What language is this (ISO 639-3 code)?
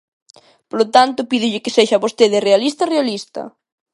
glg